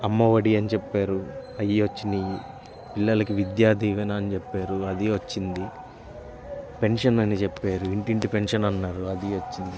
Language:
Telugu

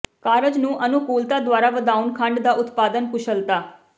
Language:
Punjabi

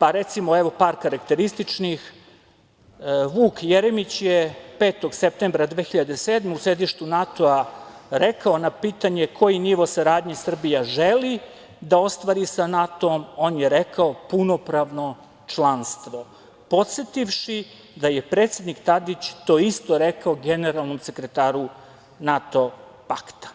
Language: Serbian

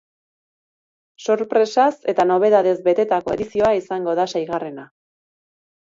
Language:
Basque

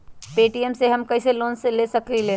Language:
Magahi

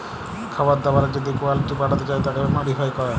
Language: Bangla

